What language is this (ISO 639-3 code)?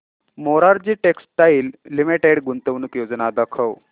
mar